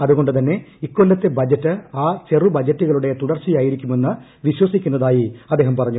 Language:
Malayalam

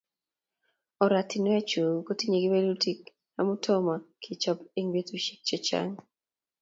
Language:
Kalenjin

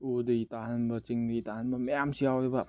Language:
Manipuri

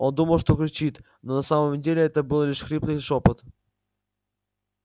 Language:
Russian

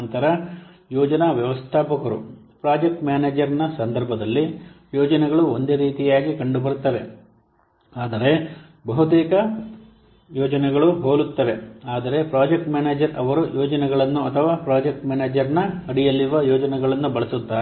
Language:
Kannada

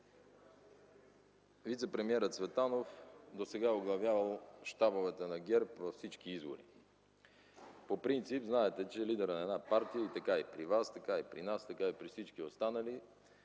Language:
Bulgarian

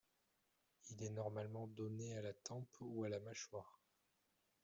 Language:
French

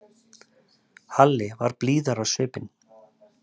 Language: Icelandic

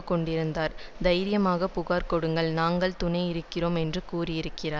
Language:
Tamil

